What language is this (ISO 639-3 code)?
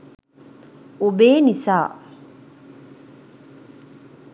sin